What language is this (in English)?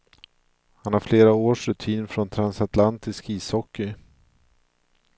Swedish